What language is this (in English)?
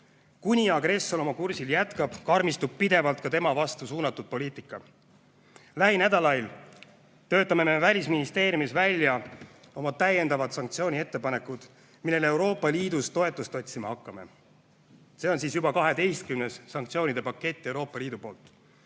Estonian